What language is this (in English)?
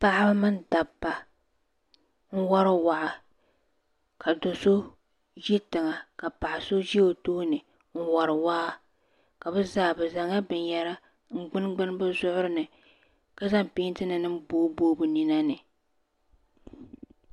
Dagbani